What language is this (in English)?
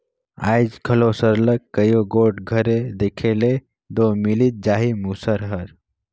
Chhattisgarhi